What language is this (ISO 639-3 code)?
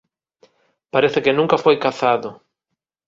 glg